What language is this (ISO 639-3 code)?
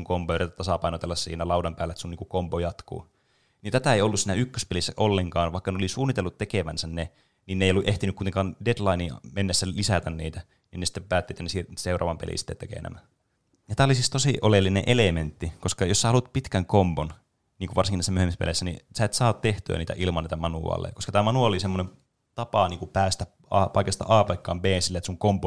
fin